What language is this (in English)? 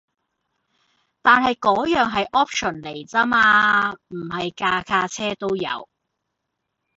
Cantonese